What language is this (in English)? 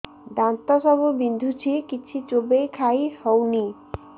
Odia